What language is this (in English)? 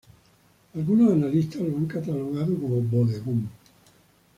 Spanish